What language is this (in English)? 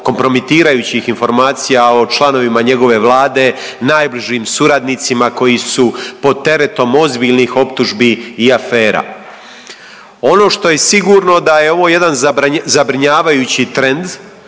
Croatian